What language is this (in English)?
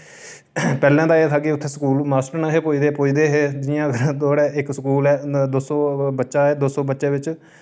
Dogri